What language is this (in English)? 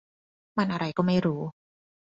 Thai